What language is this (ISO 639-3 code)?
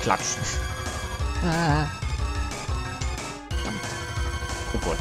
deu